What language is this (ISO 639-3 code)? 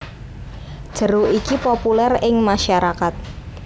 jav